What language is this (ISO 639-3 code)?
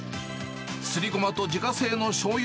jpn